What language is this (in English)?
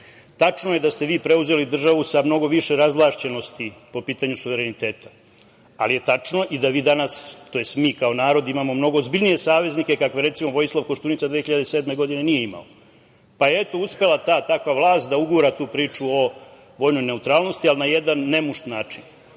Serbian